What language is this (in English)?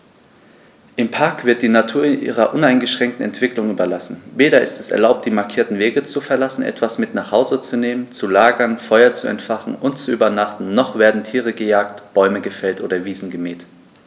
German